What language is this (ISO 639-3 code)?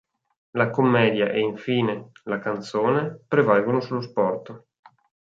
ita